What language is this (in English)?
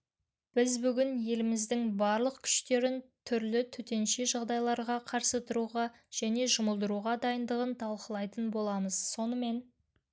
Kazakh